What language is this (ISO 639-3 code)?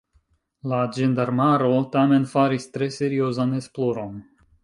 epo